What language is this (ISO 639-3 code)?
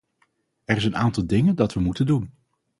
nld